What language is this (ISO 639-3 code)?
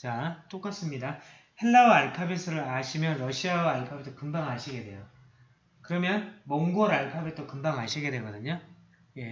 kor